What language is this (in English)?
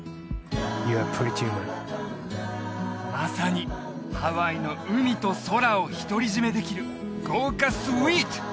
Japanese